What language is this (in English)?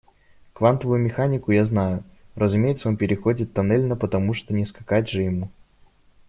Russian